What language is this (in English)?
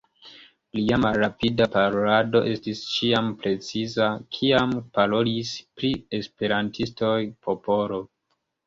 Esperanto